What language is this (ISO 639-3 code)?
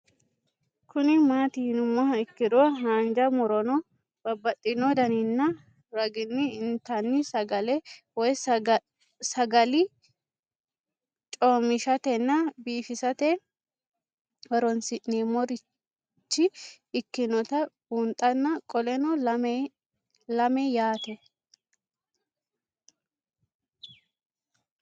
sid